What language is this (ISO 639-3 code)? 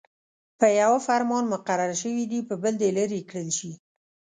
pus